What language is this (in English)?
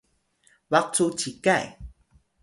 Atayal